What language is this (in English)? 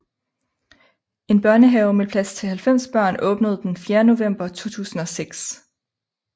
Danish